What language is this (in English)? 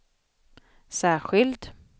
Swedish